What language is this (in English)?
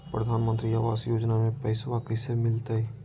Magahi